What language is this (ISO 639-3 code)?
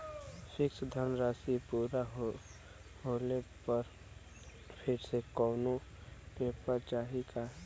bho